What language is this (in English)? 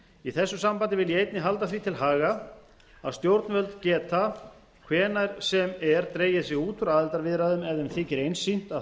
Icelandic